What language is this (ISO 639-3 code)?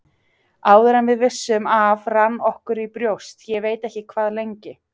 isl